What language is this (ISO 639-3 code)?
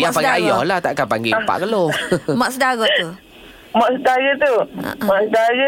msa